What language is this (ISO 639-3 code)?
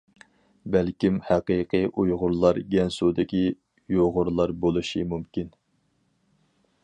uig